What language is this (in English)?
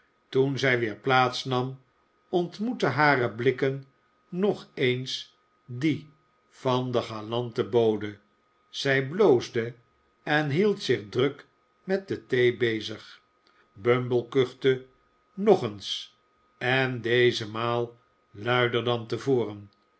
Dutch